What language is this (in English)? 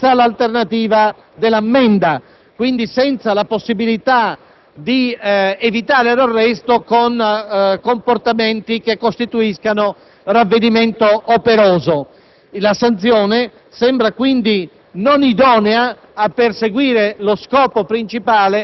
Italian